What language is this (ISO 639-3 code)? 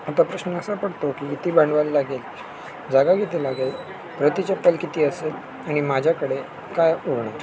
mar